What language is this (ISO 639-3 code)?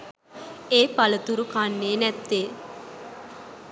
sin